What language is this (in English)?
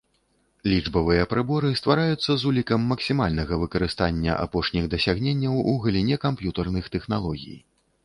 Belarusian